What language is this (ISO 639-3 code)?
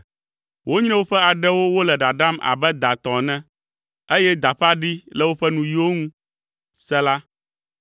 ewe